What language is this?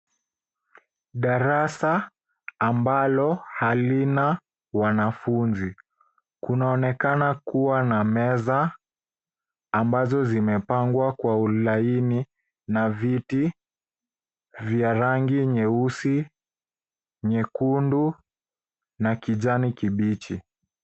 Swahili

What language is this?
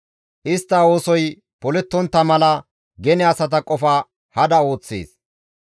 Gamo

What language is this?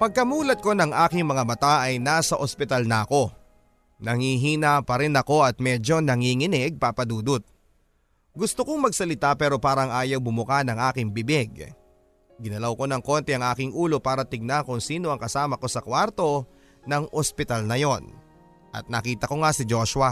Filipino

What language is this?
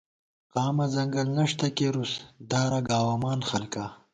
Gawar-Bati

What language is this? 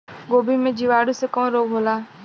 Bhojpuri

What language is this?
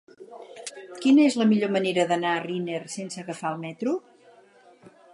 Catalan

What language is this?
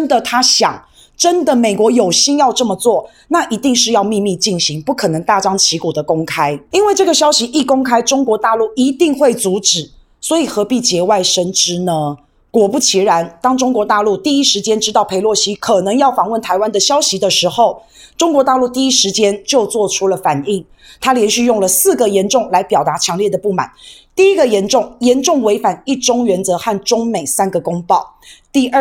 Chinese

